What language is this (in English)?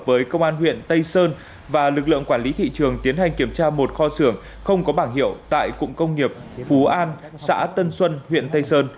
Vietnamese